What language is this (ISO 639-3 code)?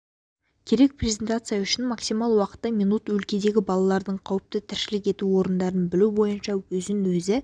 kaz